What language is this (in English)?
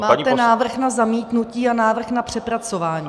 Czech